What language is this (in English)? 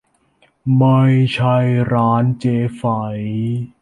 Thai